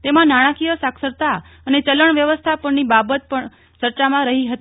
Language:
Gujarati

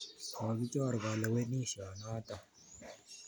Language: Kalenjin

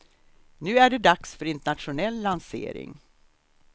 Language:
Swedish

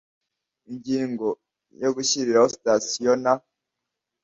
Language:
Kinyarwanda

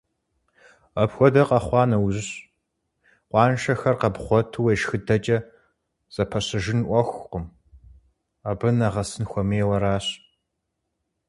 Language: Kabardian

